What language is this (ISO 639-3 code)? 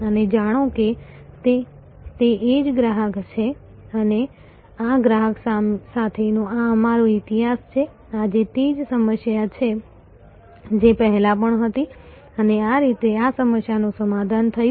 guj